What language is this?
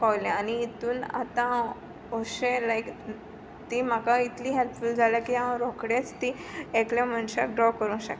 Konkani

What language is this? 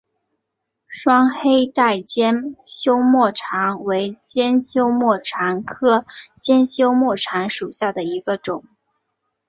Chinese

